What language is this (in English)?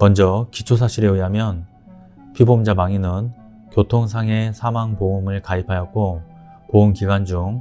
Korean